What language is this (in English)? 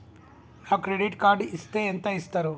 Telugu